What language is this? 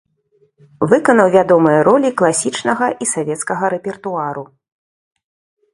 Belarusian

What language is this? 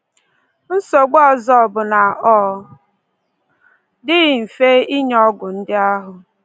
Igbo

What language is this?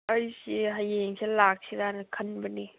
Manipuri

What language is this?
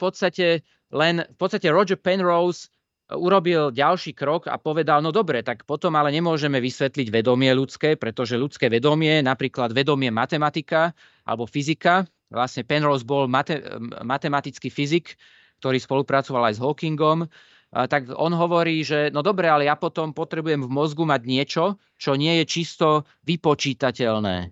Slovak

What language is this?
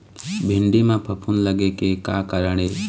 Chhattisgarhi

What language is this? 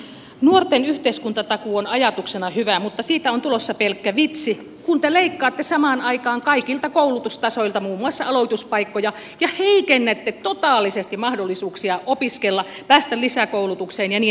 Finnish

